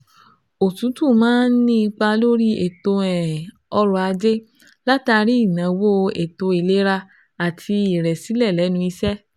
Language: Yoruba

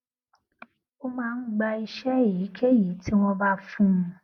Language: Yoruba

